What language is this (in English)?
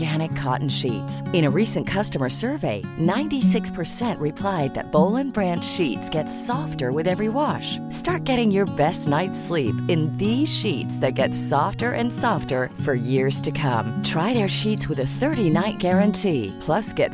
Swedish